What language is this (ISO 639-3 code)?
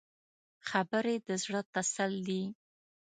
pus